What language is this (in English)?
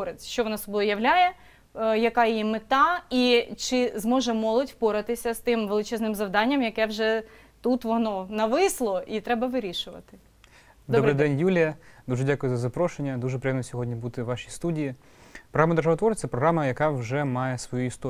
Ukrainian